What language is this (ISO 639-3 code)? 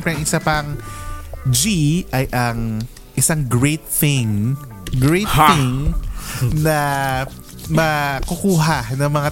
fil